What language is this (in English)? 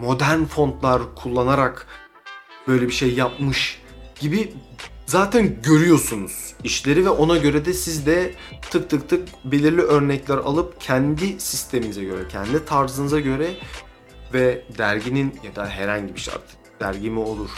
Turkish